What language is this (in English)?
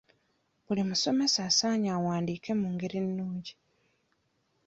Ganda